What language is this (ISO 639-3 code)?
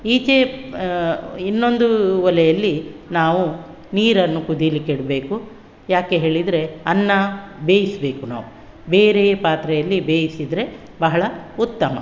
kan